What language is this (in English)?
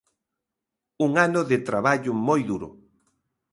Galician